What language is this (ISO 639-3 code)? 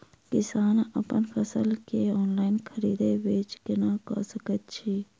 mai